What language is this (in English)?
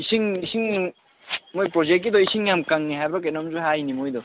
Manipuri